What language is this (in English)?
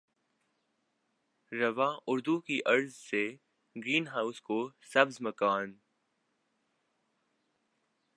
Urdu